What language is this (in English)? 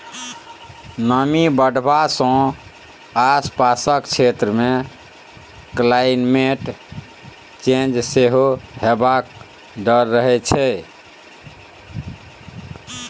Maithili